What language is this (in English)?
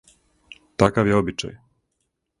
Serbian